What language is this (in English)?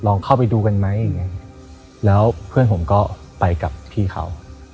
Thai